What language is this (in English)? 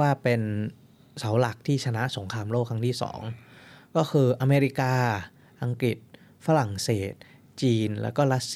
Thai